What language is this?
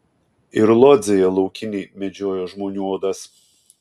Lithuanian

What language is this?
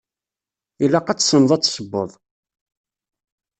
Kabyle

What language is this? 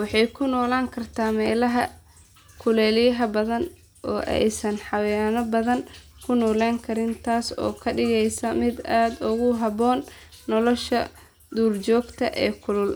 Somali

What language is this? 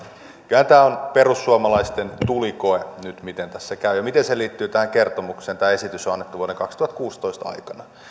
Finnish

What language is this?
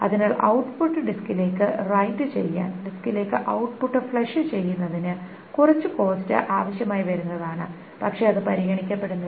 Malayalam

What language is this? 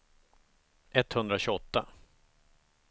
Swedish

